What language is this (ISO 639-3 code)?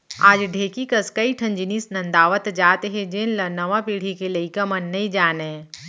hne